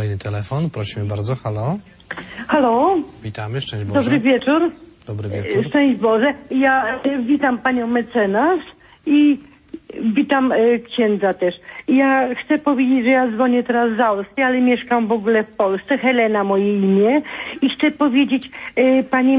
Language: Polish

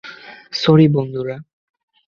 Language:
Bangla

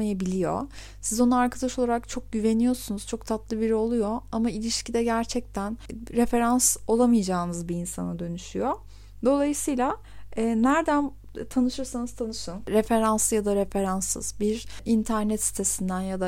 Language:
Turkish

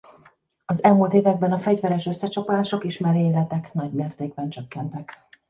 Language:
Hungarian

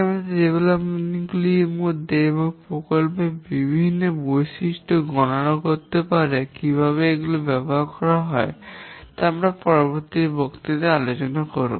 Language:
Bangla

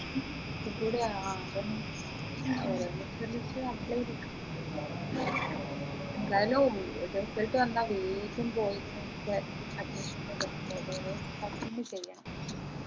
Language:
Malayalam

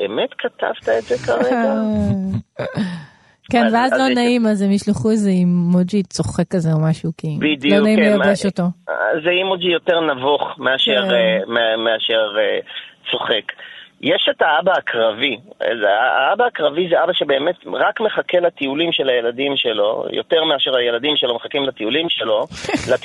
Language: Hebrew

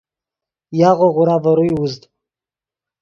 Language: Yidgha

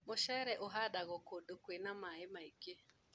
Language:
Kikuyu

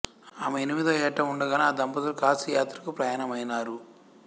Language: Telugu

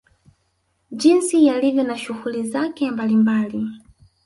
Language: Swahili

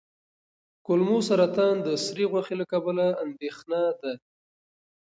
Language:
Pashto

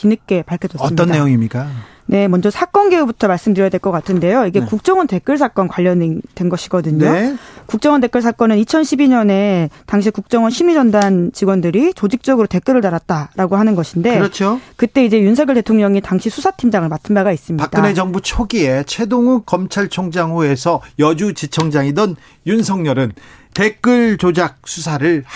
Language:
Korean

